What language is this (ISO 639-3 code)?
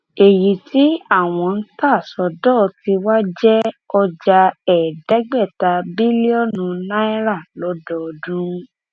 yor